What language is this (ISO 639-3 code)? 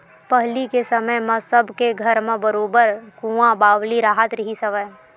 hne